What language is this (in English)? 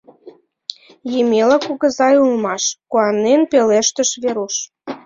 Mari